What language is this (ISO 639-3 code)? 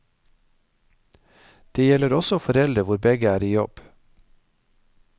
nor